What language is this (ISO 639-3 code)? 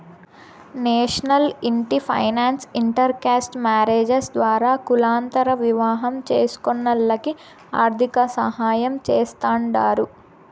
tel